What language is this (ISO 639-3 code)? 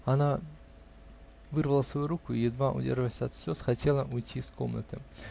rus